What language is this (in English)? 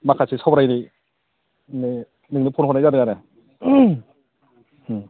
Bodo